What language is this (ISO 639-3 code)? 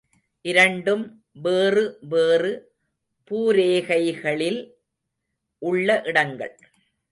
tam